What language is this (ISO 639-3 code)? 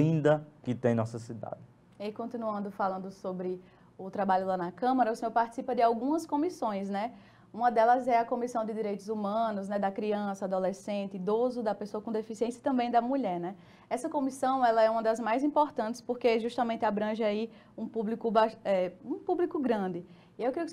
por